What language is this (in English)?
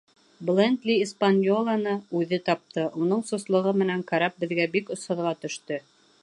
Bashkir